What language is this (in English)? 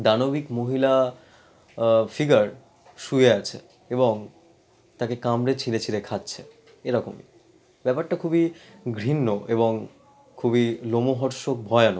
Bangla